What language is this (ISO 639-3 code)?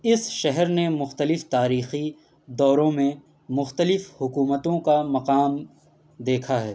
urd